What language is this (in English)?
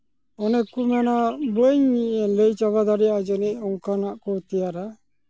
Santali